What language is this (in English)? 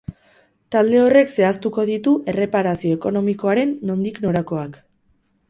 Basque